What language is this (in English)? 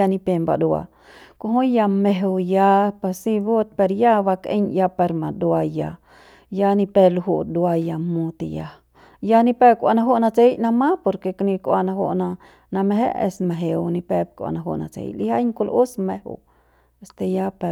Central Pame